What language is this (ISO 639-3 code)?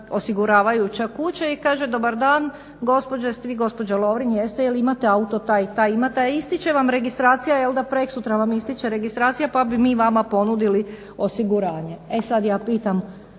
hrv